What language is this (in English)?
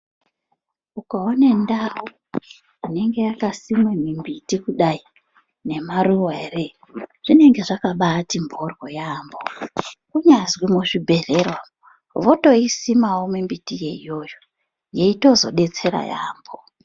Ndau